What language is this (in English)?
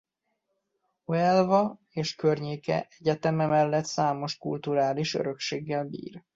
Hungarian